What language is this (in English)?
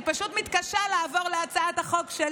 Hebrew